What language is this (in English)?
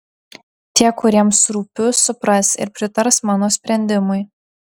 Lithuanian